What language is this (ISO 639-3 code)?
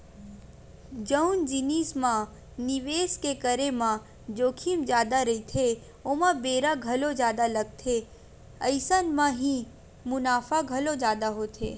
hne